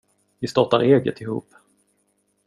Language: Swedish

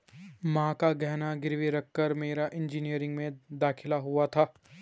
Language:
Hindi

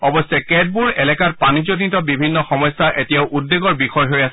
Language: Assamese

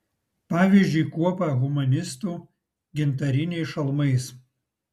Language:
Lithuanian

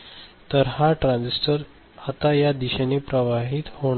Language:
Marathi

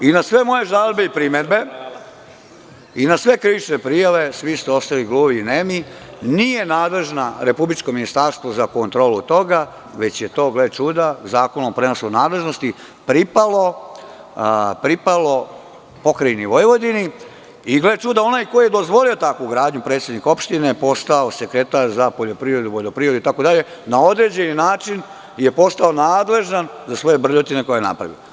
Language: Serbian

